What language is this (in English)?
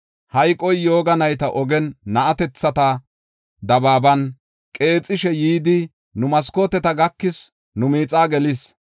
Gofa